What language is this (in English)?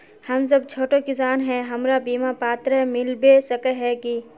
Magahi